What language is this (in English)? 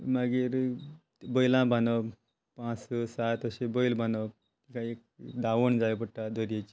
Konkani